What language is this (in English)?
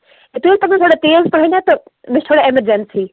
Kashmiri